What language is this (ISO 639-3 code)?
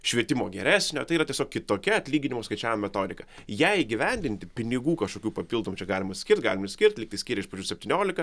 lit